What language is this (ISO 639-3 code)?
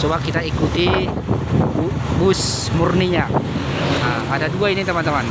ind